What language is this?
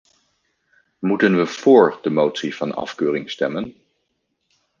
Dutch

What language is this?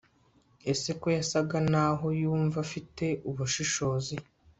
Kinyarwanda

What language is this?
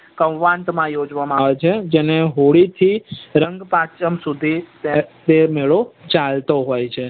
Gujarati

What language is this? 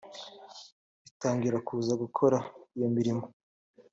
Kinyarwanda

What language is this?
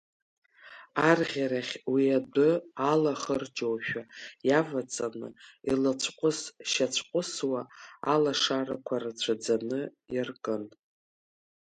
Abkhazian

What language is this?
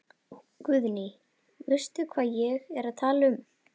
Icelandic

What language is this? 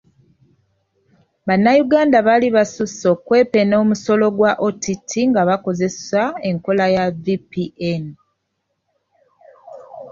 Ganda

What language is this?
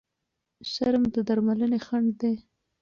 Pashto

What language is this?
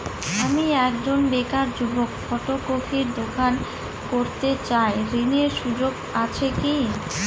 Bangla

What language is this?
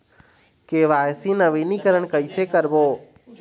Chhattisgarhi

